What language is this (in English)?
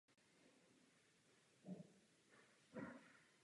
Czech